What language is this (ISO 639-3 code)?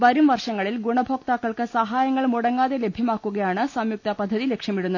mal